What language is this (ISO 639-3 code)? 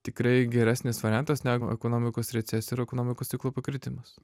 lit